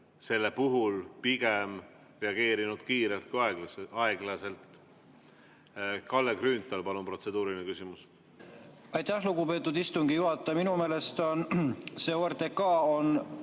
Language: Estonian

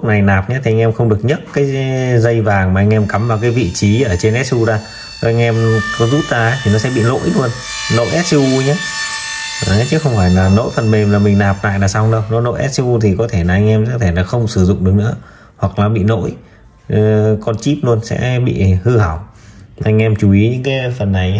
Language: Vietnamese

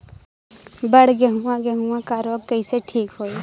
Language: Bhojpuri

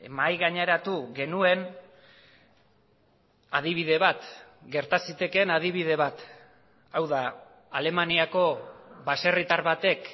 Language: Basque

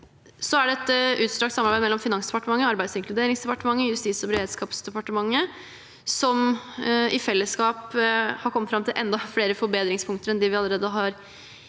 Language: Norwegian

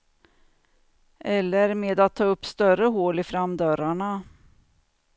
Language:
Swedish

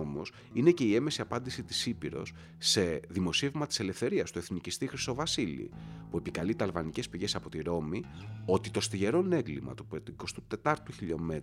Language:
Greek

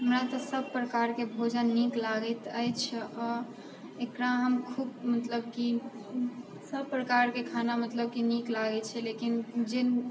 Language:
Maithili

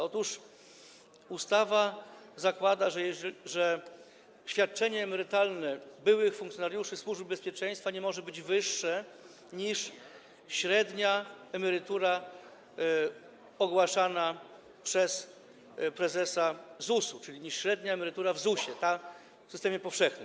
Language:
Polish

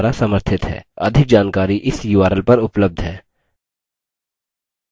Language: Hindi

